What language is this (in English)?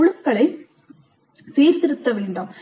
Tamil